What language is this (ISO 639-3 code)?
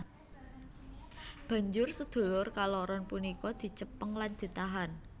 jav